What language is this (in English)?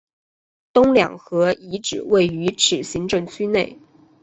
Chinese